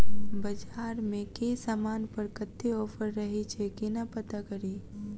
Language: Maithili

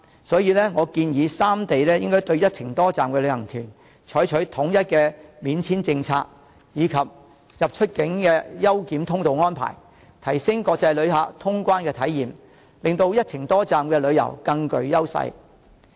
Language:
Cantonese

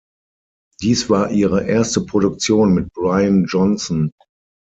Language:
German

